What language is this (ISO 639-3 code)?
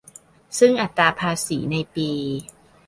tha